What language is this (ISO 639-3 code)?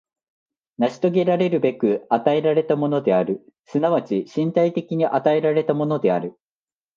jpn